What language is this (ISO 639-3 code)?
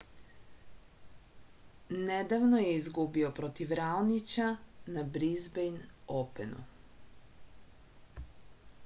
srp